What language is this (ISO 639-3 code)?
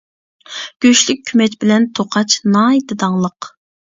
uig